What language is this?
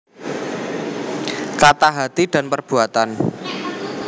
Javanese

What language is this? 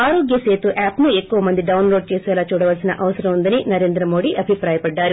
Telugu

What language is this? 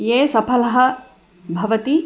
Sanskrit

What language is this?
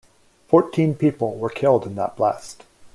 English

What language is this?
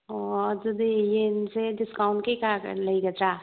Manipuri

